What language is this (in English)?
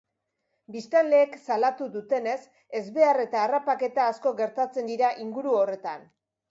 Basque